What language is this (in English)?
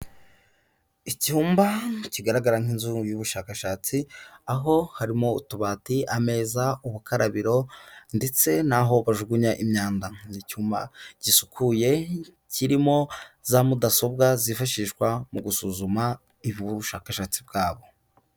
Kinyarwanda